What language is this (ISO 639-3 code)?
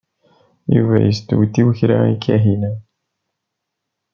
kab